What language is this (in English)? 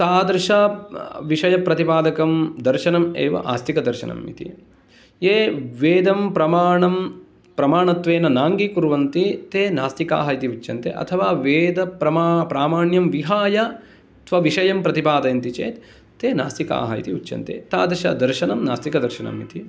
Sanskrit